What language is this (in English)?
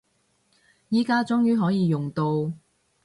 Cantonese